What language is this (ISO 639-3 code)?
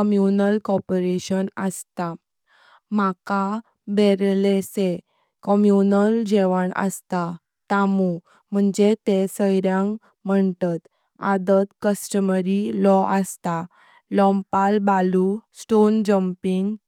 kok